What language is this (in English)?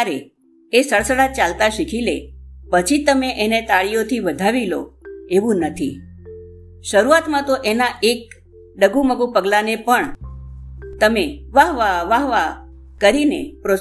Gujarati